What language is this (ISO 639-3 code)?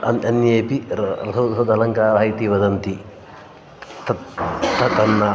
san